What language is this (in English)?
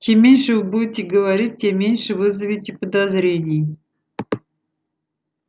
Russian